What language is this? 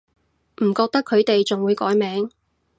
Cantonese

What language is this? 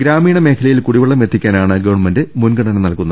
Malayalam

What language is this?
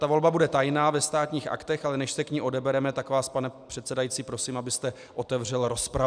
Czech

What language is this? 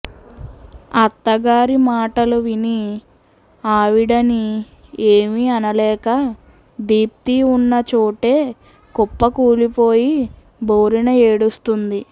Telugu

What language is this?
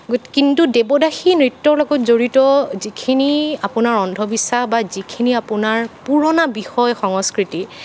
Assamese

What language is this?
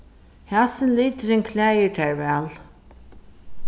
Faroese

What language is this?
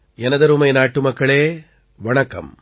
Tamil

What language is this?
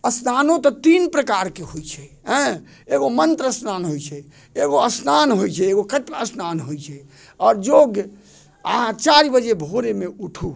Maithili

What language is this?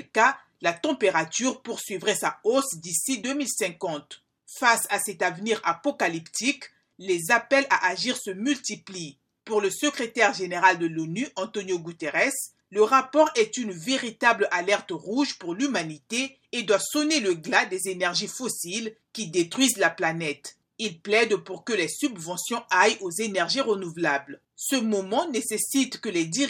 French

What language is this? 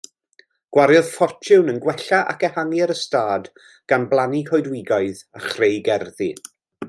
Welsh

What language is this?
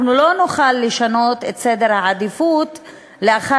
Hebrew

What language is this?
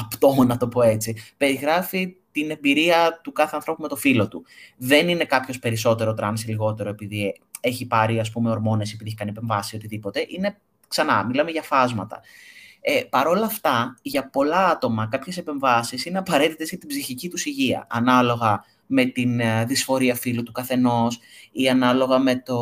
Greek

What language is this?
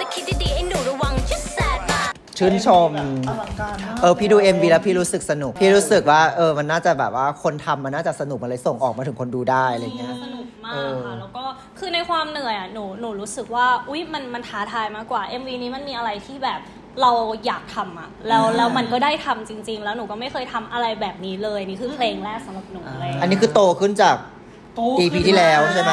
Thai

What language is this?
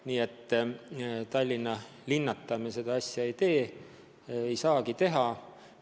Estonian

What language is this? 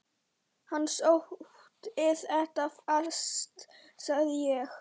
Icelandic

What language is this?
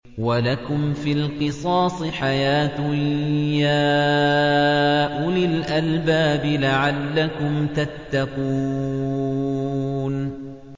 Arabic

